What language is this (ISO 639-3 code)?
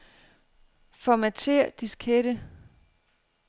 dan